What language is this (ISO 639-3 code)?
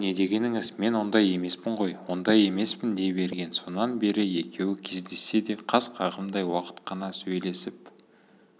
kaz